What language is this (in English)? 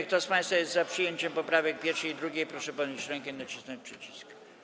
Polish